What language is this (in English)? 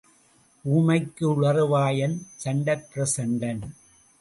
Tamil